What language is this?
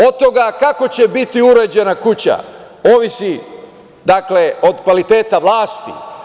Serbian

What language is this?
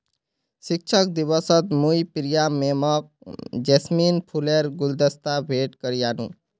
Magahi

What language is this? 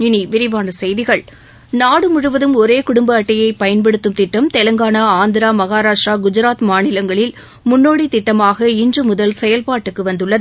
Tamil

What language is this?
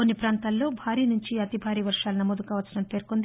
Telugu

